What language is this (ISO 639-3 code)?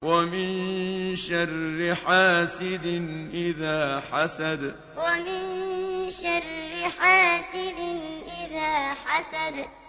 ara